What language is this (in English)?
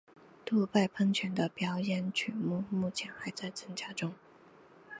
Chinese